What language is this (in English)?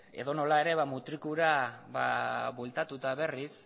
Basque